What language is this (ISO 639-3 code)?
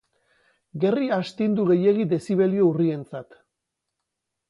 eus